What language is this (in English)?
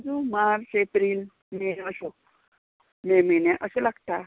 Konkani